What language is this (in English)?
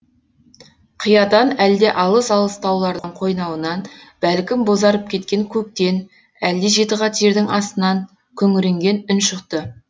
Kazakh